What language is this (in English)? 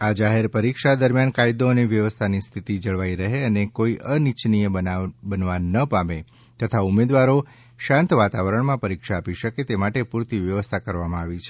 Gujarati